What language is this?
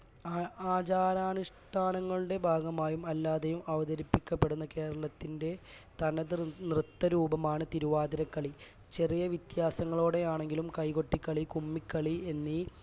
Malayalam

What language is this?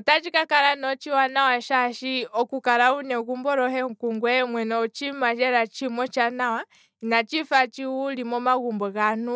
Kwambi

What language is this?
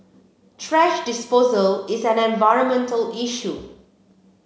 English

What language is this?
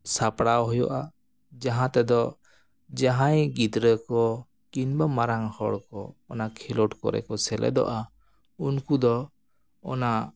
Santali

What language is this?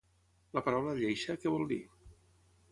Catalan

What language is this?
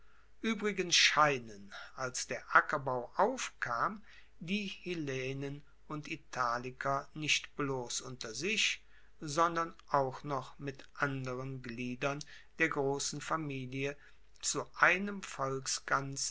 German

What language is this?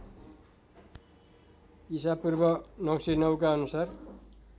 Nepali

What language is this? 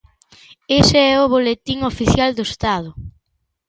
Galician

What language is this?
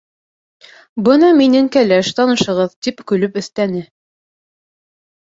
Bashkir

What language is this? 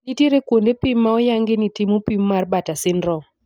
Luo (Kenya and Tanzania)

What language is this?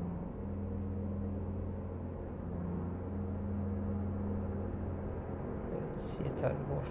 Turkish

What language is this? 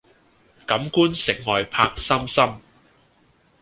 Cantonese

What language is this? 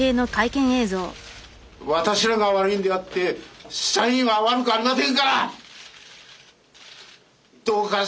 Japanese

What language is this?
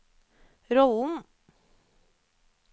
Norwegian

